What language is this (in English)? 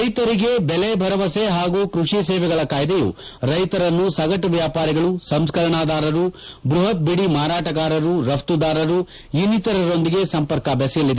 Kannada